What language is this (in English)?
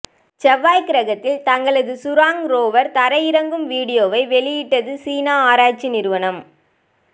Tamil